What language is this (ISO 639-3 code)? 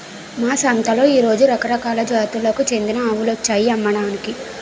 tel